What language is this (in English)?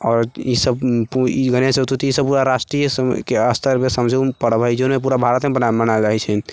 Maithili